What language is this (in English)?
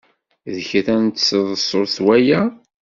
Kabyle